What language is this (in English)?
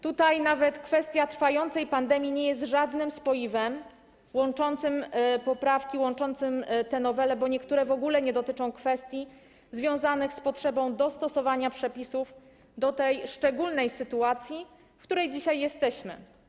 Polish